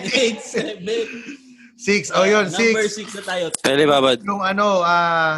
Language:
Filipino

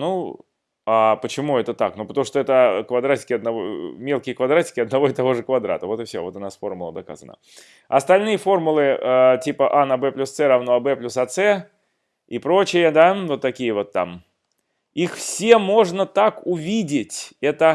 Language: Russian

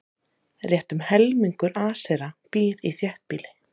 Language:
Icelandic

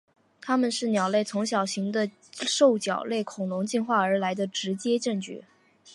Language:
Chinese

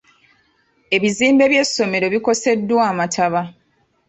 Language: Ganda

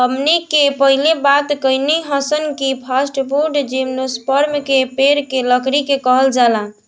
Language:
Bhojpuri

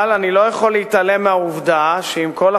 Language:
Hebrew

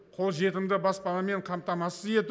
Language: Kazakh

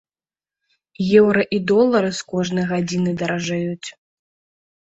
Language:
Belarusian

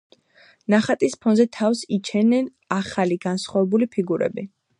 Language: Georgian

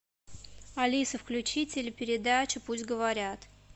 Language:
Russian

